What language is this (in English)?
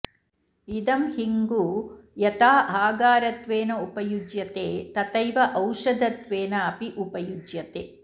Sanskrit